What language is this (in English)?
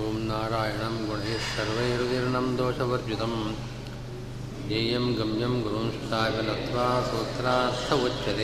Kannada